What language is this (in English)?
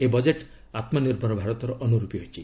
Odia